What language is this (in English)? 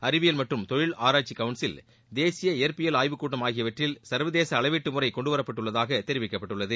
Tamil